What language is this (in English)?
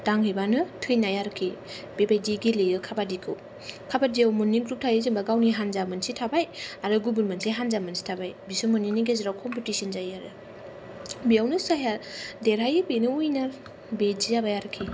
Bodo